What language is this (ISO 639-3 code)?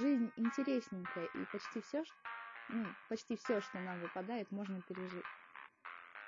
rus